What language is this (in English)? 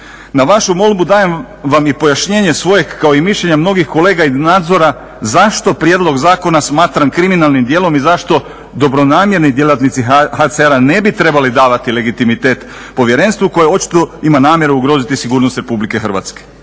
Croatian